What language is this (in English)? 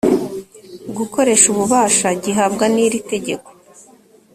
Kinyarwanda